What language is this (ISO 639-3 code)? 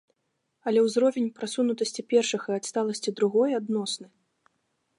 bel